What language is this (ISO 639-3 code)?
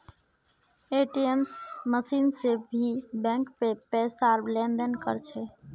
mag